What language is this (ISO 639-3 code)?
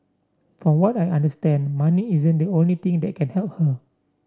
eng